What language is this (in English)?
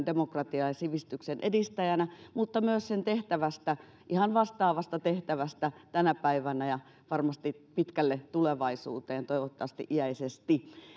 Finnish